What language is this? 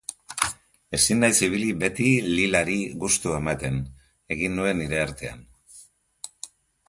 Basque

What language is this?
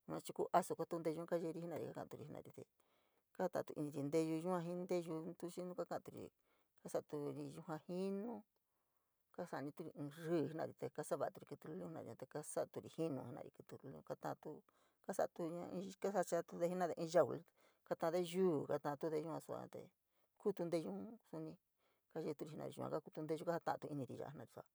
San Miguel El Grande Mixtec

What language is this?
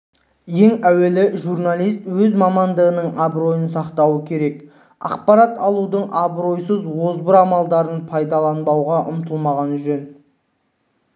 Kazakh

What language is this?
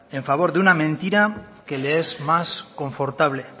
Spanish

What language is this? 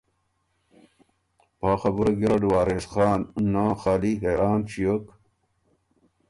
Ormuri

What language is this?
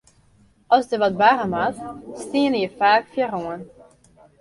Western Frisian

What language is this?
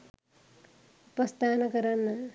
Sinhala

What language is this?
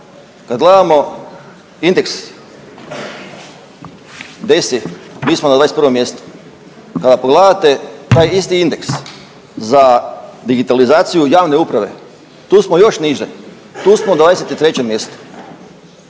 Croatian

